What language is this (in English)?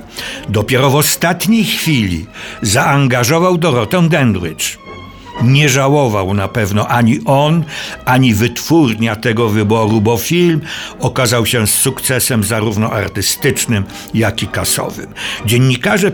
Polish